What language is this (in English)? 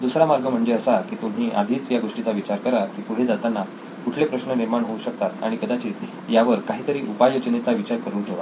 Marathi